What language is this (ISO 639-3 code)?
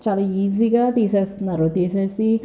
tel